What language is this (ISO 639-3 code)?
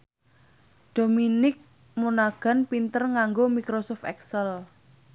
jav